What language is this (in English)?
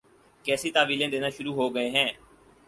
Urdu